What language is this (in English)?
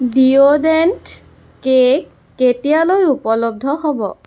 Assamese